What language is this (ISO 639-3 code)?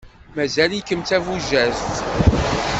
kab